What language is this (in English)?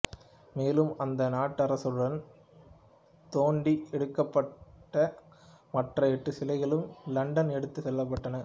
Tamil